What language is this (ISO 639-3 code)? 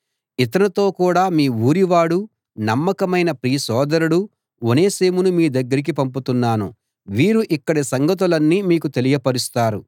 tel